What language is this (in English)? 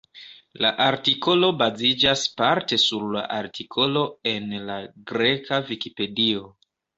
Esperanto